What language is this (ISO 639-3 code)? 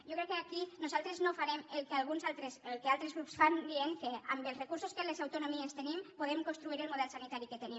cat